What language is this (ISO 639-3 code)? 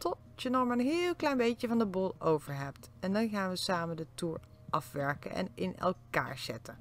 nld